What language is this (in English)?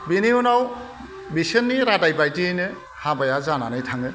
Bodo